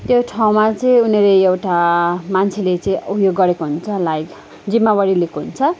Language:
Nepali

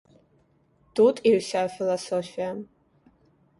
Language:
Belarusian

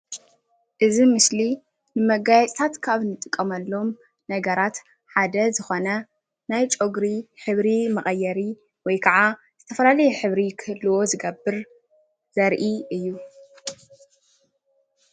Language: Tigrinya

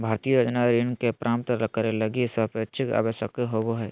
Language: Magahi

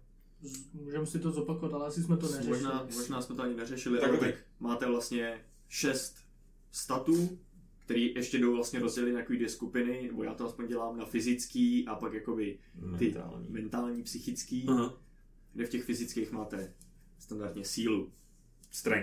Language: Czech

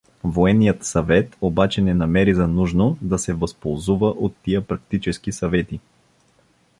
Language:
Bulgarian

